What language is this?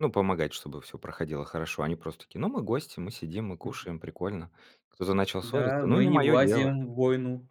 Russian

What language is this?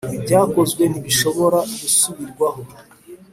Kinyarwanda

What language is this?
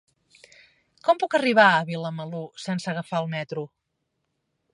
Catalan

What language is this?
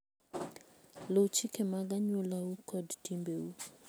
Luo (Kenya and Tanzania)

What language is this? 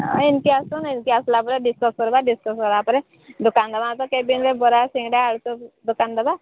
Odia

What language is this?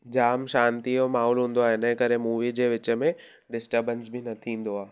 Sindhi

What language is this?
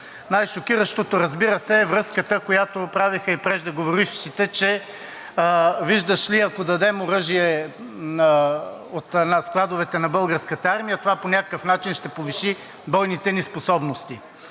Bulgarian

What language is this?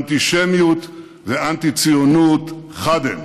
Hebrew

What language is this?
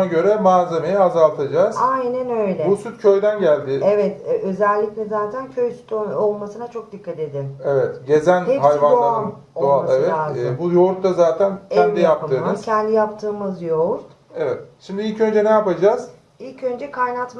Turkish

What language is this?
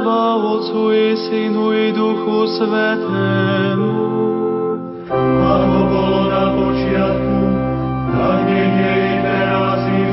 Slovak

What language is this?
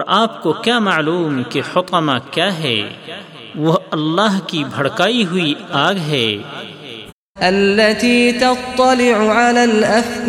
Urdu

